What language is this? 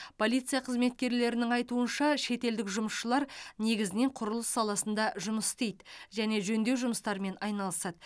Kazakh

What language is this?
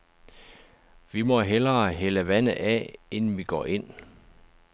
Danish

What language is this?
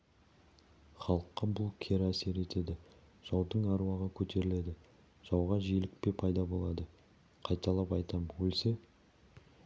Kazakh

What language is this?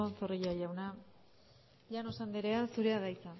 Basque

